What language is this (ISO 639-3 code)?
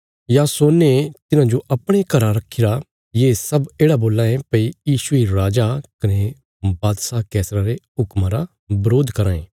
kfs